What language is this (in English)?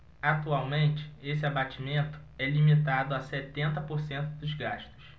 Portuguese